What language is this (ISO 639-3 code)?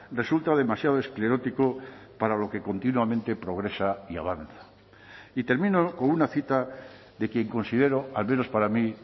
spa